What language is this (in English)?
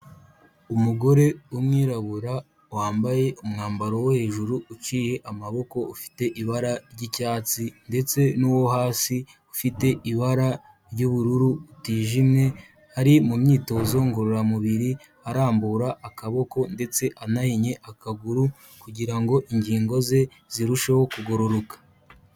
Kinyarwanda